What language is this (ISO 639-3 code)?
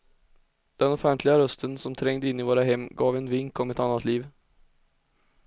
swe